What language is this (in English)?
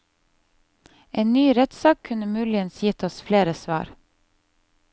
Norwegian